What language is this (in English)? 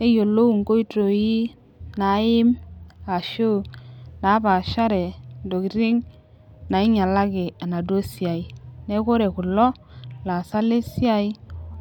Masai